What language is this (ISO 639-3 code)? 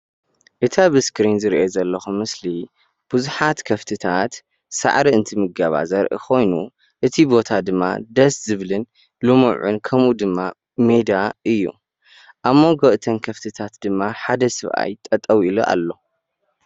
tir